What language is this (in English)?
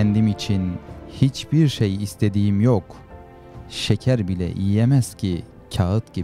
Turkish